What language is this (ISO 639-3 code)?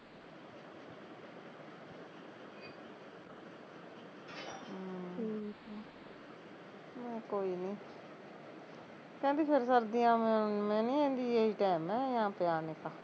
pan